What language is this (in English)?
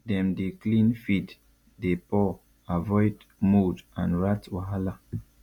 Nigerian Pidgin